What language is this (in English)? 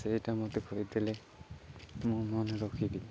Odia